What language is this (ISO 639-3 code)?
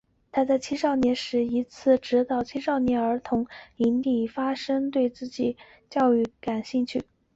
zho